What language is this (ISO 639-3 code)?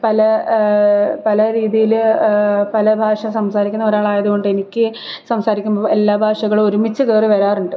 mal